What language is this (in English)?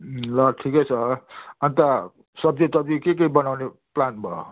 Nepali